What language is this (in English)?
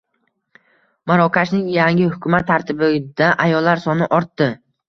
Uzbek